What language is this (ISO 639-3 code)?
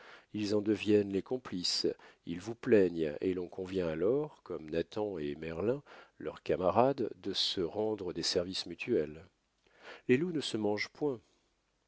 fra